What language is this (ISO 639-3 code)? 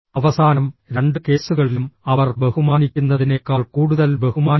mal